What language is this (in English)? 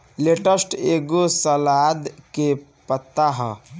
Bhojpuri